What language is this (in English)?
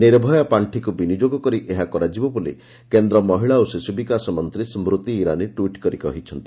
Odia